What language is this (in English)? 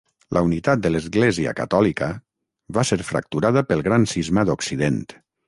Catalan